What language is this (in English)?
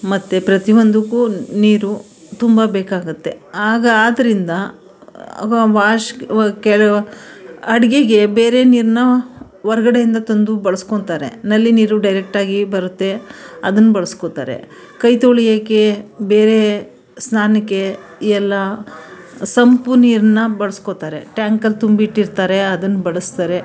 Kannada